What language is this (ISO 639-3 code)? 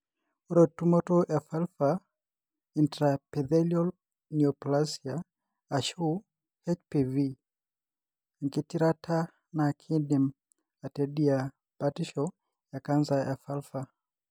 mas